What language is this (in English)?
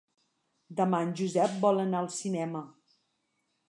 Catalan